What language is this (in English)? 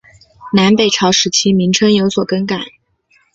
Chinese